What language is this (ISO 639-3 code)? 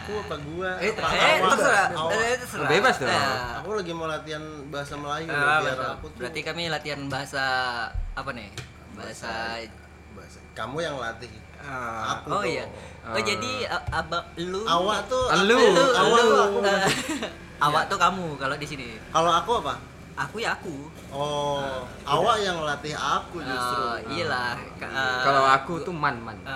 ind